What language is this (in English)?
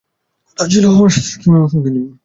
Bangla